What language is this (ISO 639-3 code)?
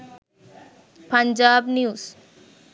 sin